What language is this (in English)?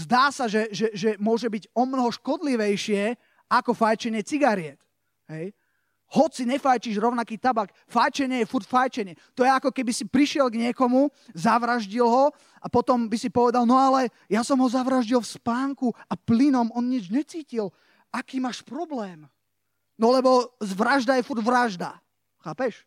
Slovak